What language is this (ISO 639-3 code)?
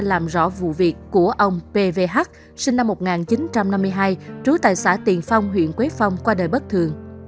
vie